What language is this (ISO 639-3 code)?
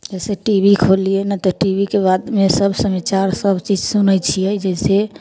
mai